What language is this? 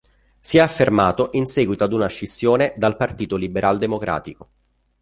Italian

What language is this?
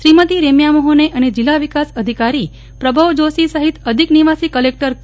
Gujarati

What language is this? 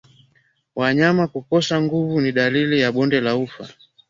Swahili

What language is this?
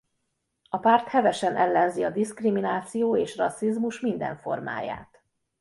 Hungarian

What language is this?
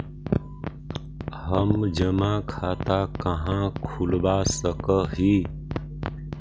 Magahi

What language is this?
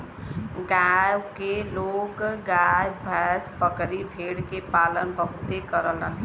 Bhojpuri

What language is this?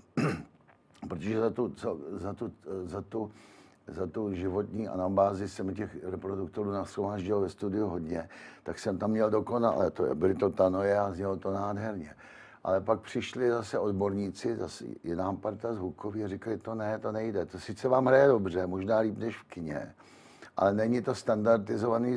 Czech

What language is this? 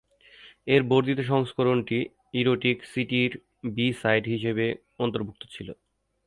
Bangla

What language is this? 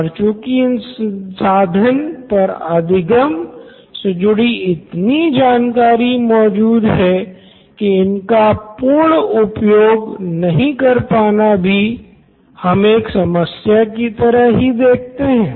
Hindi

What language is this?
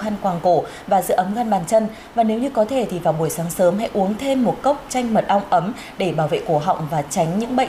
Vietnamese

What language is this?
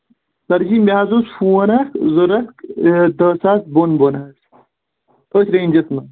Kashmiri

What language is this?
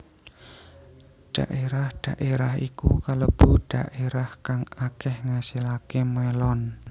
Javanese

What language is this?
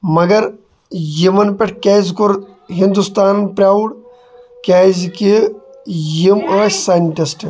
Kashmiri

